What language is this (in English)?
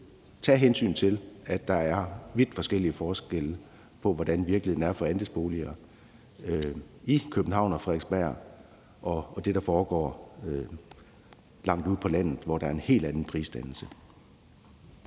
Danish